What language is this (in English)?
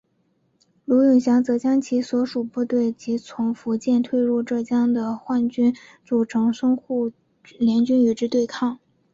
Chinese